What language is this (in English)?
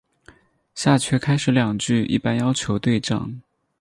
Chinese